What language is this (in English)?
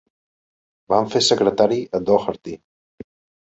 Catalan